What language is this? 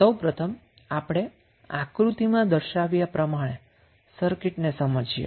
Gujarati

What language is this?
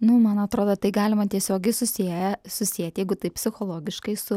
Lithuanian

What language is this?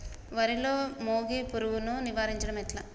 Telugu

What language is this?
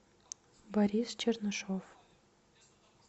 Russian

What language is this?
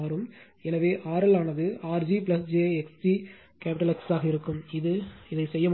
Tamil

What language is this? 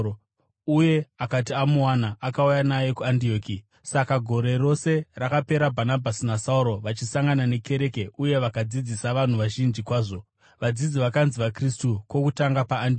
Shona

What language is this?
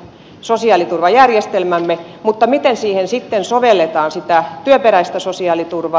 Finnish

